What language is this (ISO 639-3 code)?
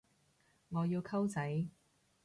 yue